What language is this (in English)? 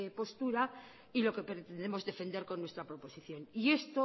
Spanish